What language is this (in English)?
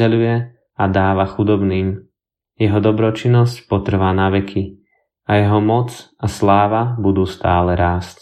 Slovak